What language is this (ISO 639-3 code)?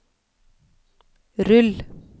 nor